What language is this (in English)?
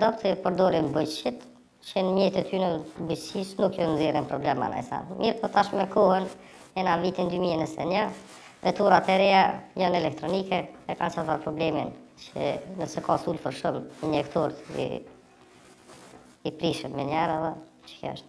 Romanian